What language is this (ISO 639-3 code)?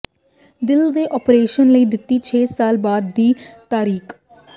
pan